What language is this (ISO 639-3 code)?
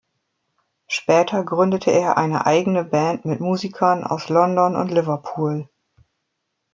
deu